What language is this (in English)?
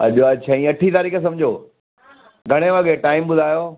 Sindhi